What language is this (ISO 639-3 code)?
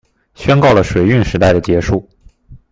zho